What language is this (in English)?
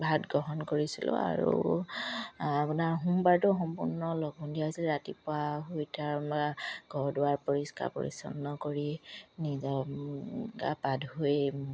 Assamese